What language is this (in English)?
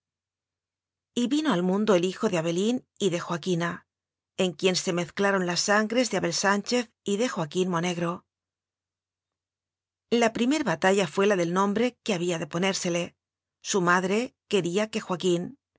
Spanish